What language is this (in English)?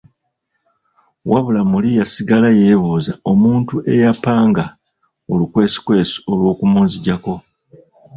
Ganda